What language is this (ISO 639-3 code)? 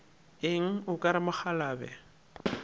nso